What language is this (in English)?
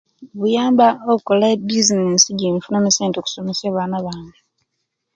Kenyi